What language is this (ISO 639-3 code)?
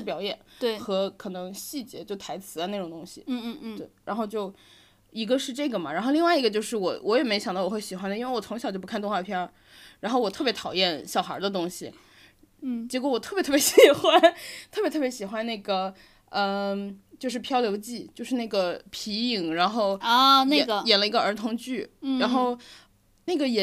zho